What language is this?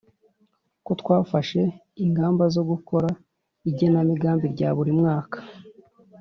Kinyarwanda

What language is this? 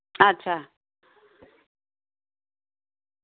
Dogri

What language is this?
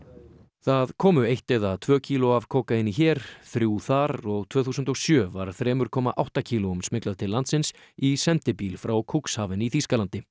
Icelandic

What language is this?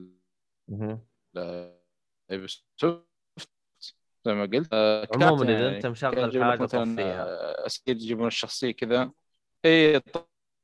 Arabic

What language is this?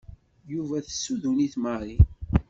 Kabyle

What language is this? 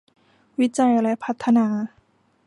Thai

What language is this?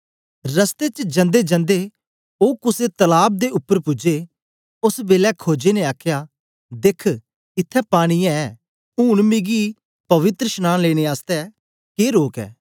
Dogri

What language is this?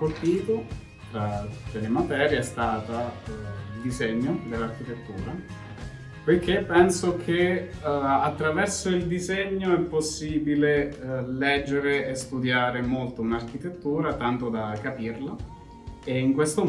Italian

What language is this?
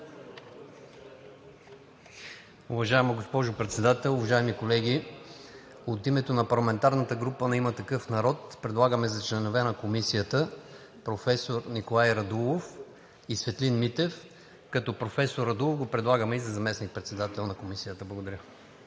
Bulgarian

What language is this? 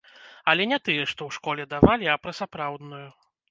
Belarusian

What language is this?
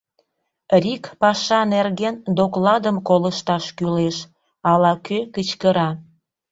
Mari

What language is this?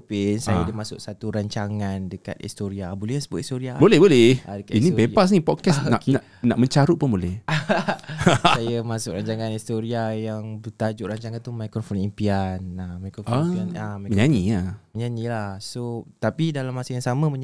Malay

